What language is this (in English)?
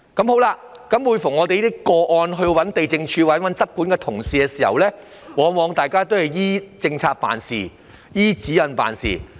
Cantonese